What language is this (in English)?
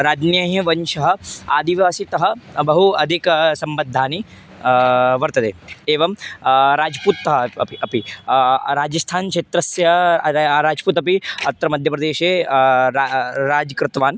Sanskrit